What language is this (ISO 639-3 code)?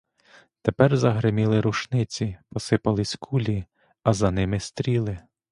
ukr